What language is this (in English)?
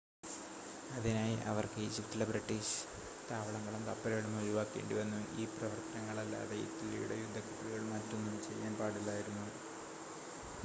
Malayalam